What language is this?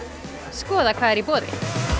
Icelandic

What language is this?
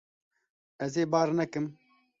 Kurdish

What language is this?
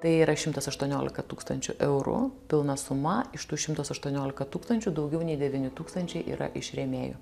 Lithuanian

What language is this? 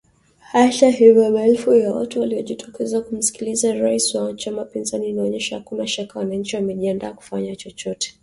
Swahili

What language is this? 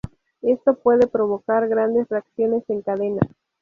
Spanish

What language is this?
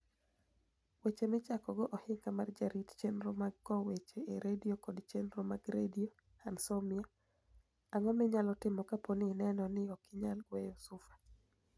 Luo (Kenya and Tanzania)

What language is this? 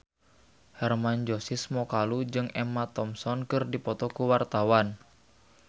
Sundanese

